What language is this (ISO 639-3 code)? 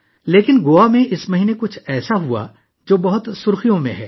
urd